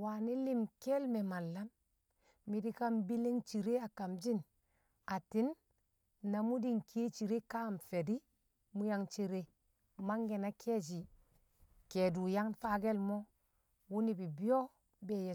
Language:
Kamo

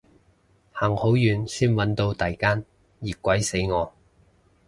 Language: Cantonese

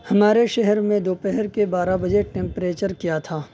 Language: Urdu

